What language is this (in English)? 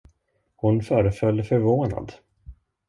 Swedish